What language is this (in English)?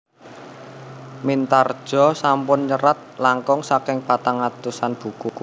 Javanese